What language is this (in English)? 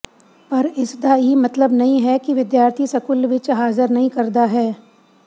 Punjabi